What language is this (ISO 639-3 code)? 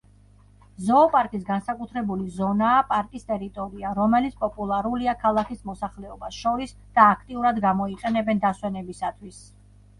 kat